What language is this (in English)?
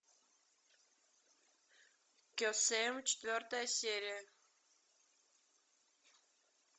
Russian